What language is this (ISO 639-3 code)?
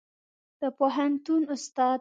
pus